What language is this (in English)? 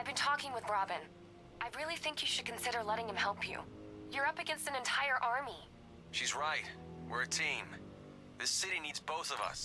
Polish